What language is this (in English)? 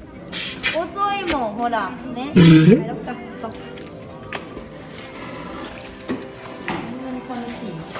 Japanese